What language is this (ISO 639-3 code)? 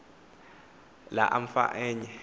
xho